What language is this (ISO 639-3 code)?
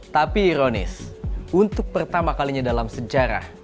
ind